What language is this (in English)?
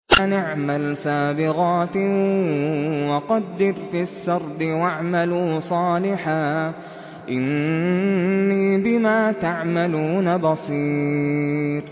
Arabic